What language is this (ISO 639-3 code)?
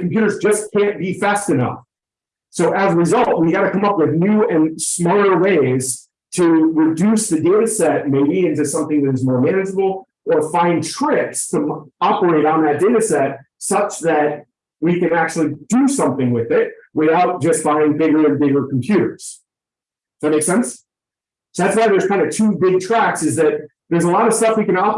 eng